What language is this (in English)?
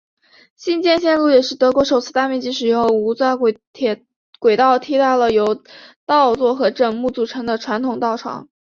Chinese